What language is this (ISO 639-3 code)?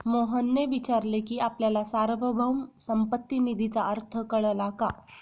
mar